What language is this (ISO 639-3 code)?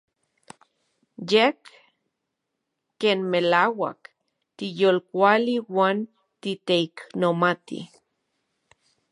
ncx